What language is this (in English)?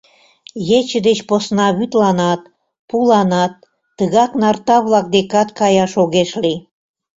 Mari